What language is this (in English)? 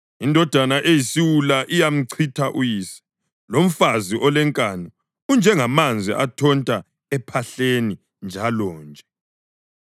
North Ndebele